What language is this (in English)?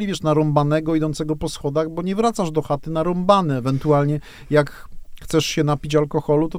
Polish